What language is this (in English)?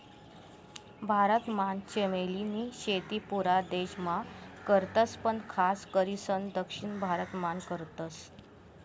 Marathi